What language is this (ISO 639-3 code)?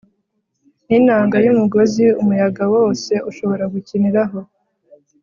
kin